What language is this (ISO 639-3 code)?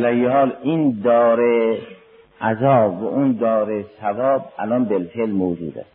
fas